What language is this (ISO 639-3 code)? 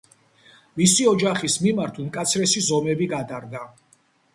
kat